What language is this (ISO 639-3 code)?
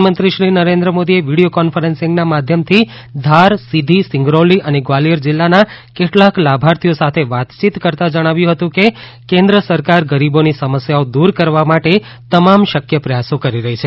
guj